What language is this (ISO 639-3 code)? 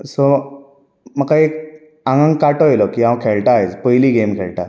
kok